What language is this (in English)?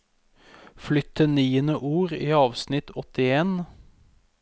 Norwegian